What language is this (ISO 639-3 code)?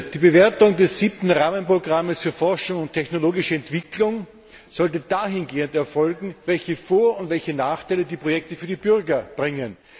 deu